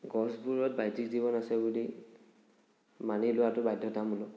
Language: Assamese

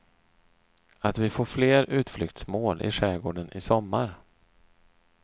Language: Swedish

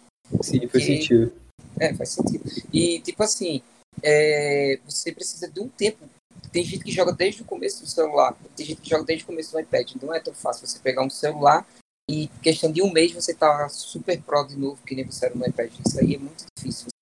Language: Portuguese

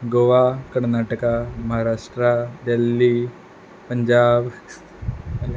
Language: Konkani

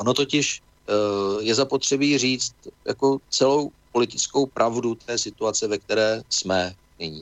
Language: Czech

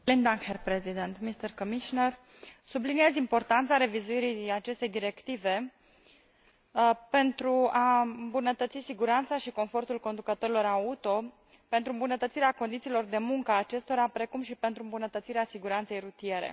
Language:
Romanian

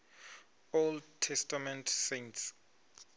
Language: Venda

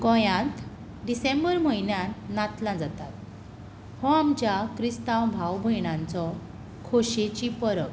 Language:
Konkani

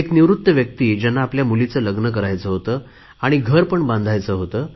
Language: Marathi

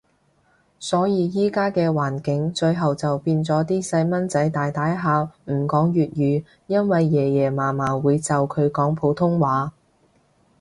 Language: Cantonese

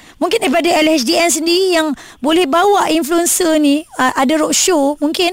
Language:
Malay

